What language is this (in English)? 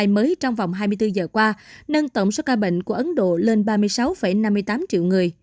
Vietnamese